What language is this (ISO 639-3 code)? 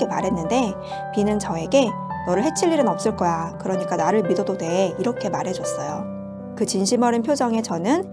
kor